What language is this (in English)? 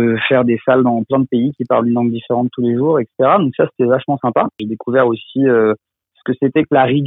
French